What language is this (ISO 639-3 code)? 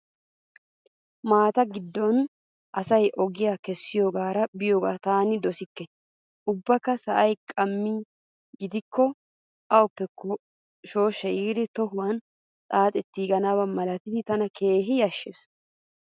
wal